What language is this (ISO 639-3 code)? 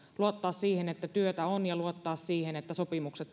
fin